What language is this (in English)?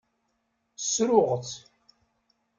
Kabyle